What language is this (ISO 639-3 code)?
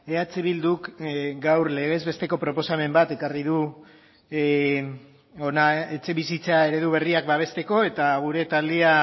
eus